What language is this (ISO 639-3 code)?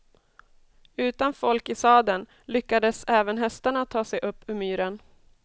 swe